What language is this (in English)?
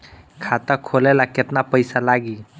Bhojpuri